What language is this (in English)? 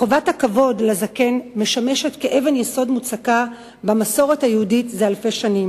Hebrew